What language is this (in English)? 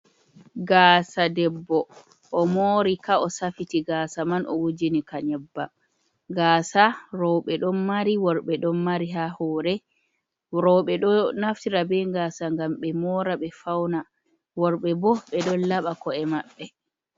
Fula